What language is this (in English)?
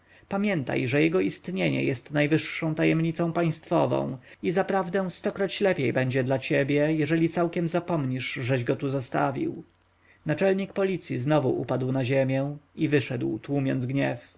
Polish